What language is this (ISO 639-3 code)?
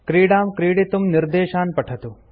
san